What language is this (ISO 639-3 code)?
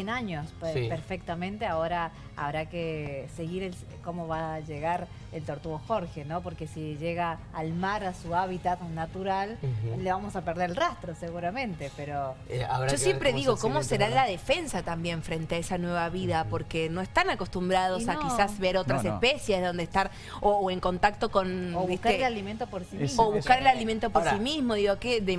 spa